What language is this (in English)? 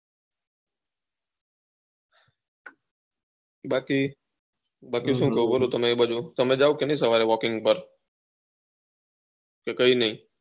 Gujarati